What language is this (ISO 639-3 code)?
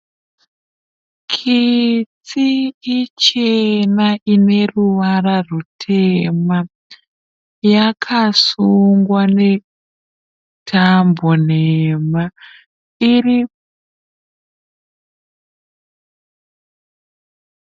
sna